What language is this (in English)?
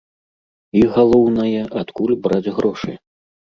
Belarusian